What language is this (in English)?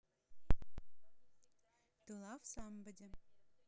Russian